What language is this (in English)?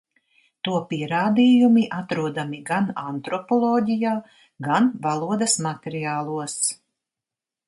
Latvian